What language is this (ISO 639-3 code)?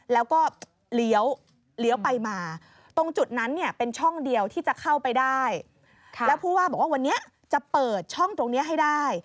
tha